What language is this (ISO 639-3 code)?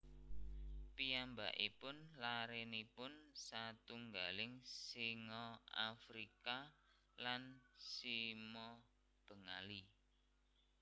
jav